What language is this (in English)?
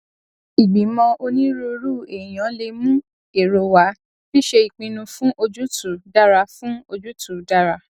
Yoruba